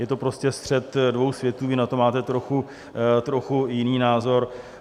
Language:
Czech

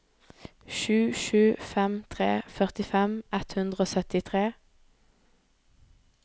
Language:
Norwegian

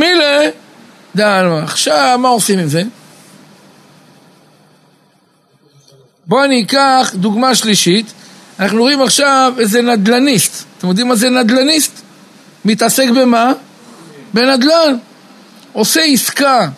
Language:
Hebrew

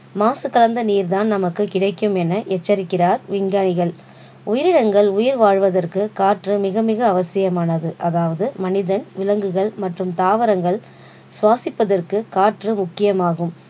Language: Tamil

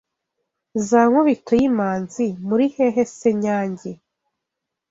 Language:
Kinyarwanda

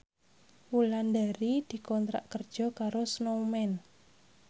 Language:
Javanese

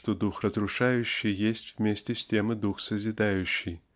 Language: Russian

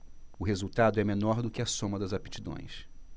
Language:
Portuguese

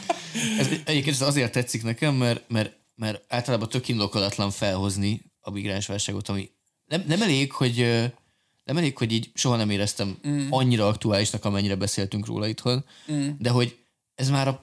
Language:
Hungarian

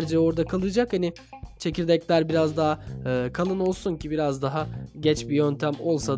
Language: Turkish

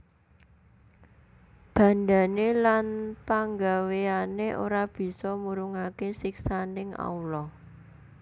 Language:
Javanese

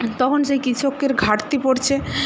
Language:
Bangla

